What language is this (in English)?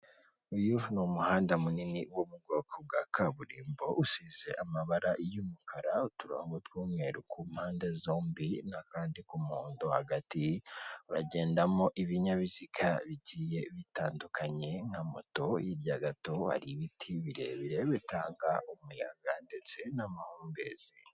Kinyarwanda